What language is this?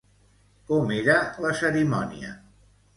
Catalan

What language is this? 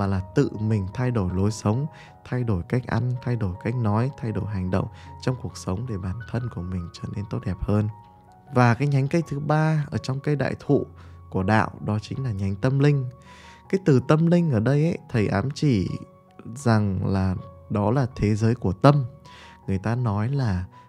Vietnamese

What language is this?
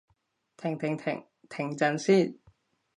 Cantonese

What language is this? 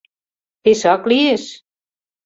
Mari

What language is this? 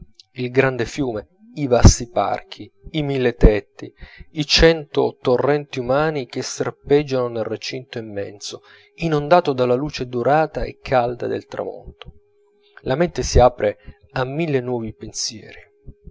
Italian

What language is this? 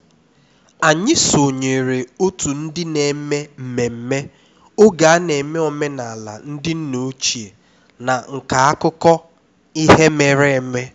Igbo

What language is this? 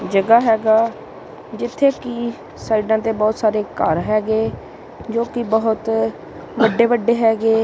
Punjabi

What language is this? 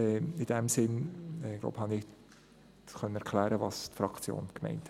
Swiss German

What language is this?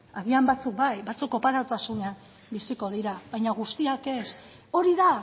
Basque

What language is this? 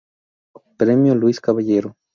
Spanish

